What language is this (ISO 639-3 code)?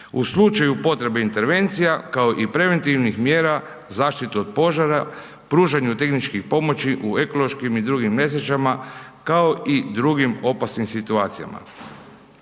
hrv